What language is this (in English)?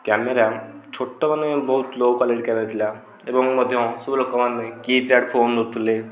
Odia